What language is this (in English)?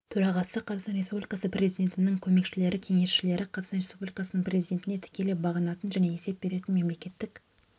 Kazakh